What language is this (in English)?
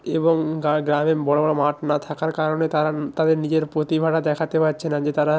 Bangla